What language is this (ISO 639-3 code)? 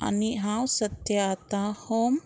kok